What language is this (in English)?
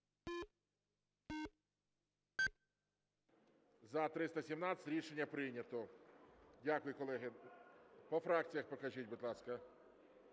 Ukrainian